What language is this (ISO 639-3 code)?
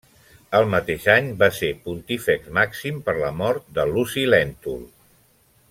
cat